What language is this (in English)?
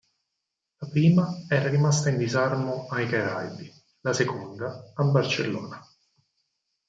Italian